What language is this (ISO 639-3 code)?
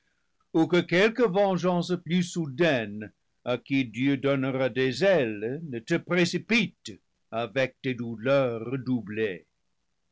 fra